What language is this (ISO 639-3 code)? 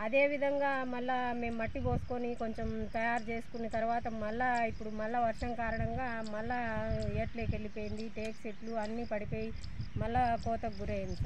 tha